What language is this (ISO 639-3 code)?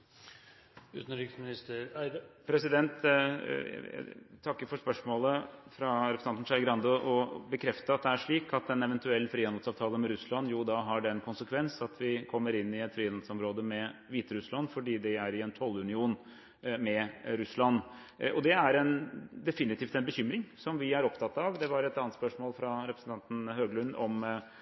nob